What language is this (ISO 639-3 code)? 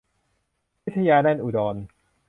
tha